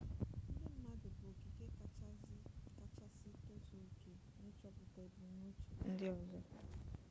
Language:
Igbo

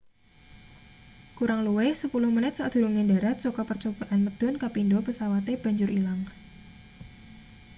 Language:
Javanese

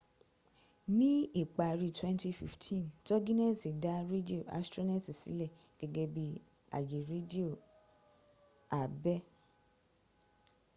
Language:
Yoruba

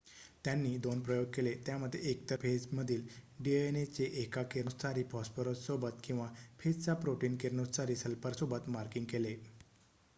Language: Marathi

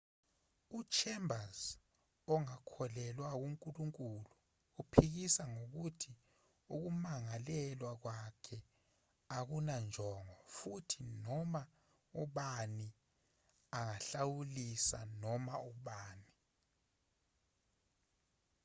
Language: Zulu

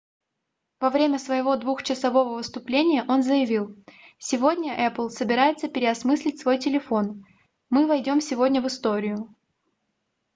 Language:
Russian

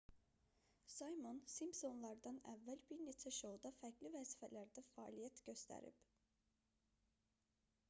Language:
Azerbaijani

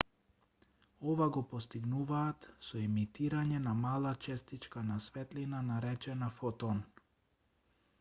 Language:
Macedonian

